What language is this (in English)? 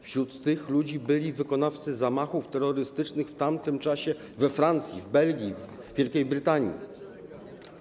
Polish